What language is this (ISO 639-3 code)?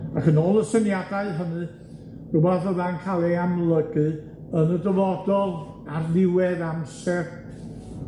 cym